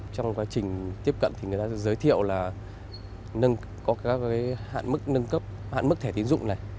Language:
Vietnamese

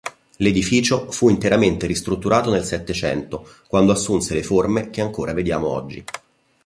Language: Italian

